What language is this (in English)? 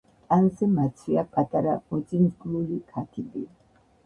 Georgian